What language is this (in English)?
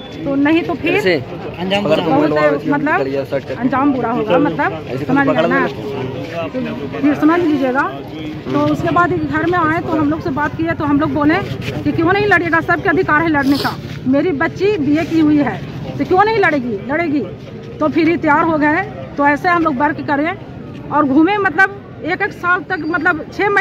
Hindi